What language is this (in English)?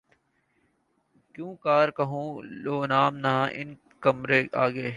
Urdu